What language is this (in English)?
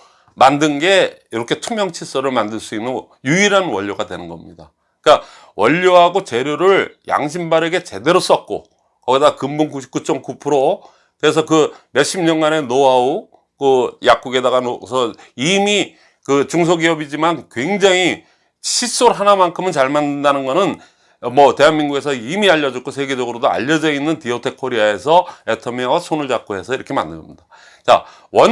Korean